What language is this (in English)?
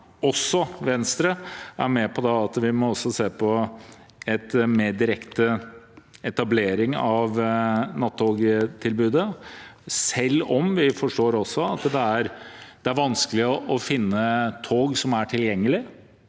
Norwegian